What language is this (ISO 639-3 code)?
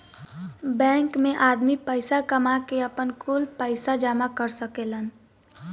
bho